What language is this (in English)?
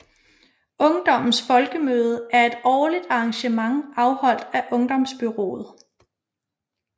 Danish